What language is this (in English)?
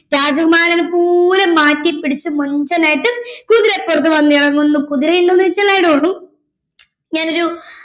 Malayalam